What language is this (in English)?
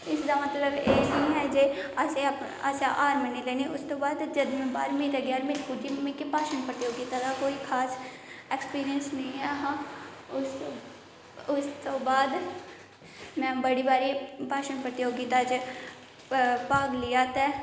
Dogri